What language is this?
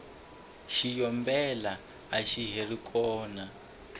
Tsonga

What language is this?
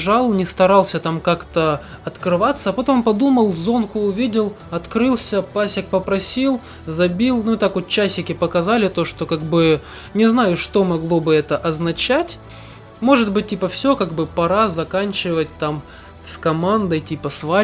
Russian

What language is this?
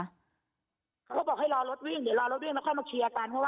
Thai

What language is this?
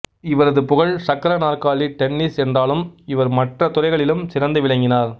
Tamil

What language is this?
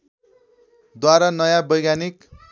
Nepali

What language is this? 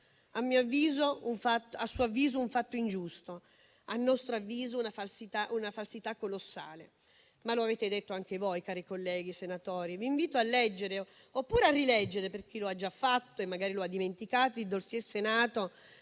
Italian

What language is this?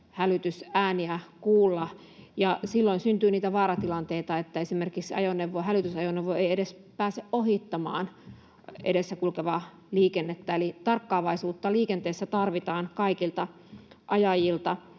Finnish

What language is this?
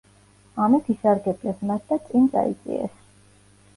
Georgian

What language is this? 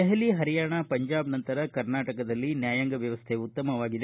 Kannada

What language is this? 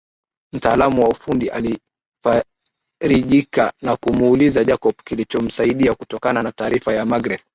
Swahili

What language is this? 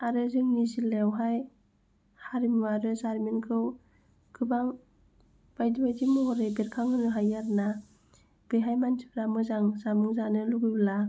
Bodo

